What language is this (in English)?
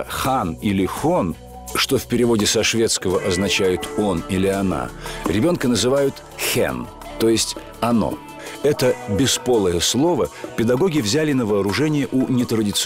Russian